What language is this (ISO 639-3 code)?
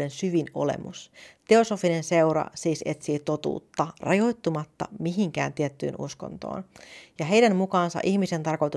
fin